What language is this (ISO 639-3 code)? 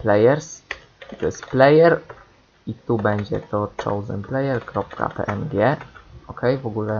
pol